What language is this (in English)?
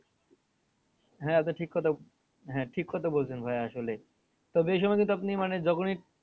Bangla